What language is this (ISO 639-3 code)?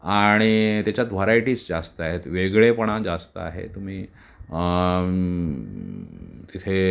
mar